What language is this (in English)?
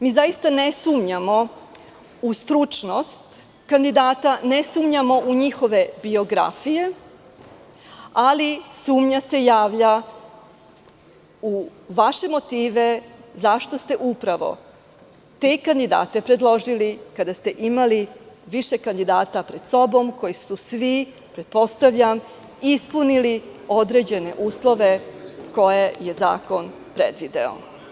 Serbian